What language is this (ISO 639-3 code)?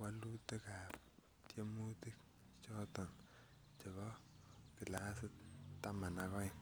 kln